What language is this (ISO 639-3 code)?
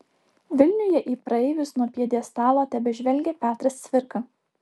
lit